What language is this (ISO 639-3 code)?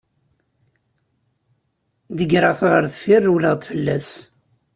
kab